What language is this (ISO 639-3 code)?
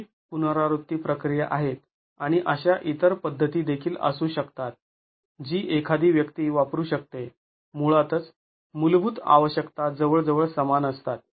mar